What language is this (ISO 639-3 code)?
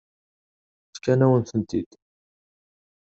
kab